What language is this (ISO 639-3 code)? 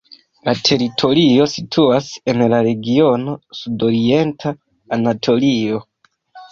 epo